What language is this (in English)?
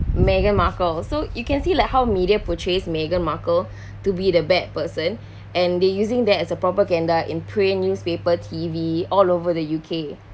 English